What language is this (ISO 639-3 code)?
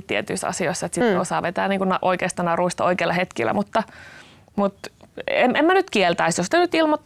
fin